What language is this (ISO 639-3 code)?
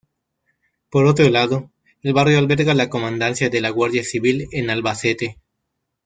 spa